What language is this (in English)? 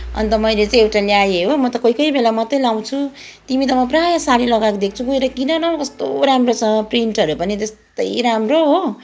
Nepali